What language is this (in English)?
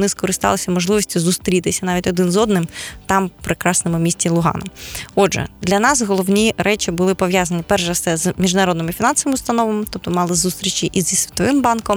Ukrainian